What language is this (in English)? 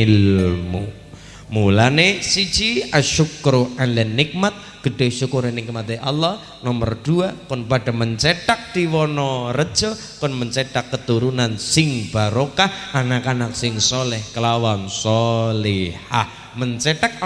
Indonesian